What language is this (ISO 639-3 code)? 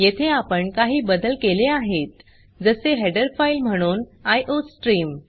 mar